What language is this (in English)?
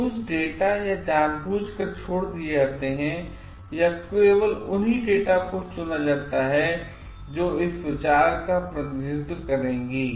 Hindi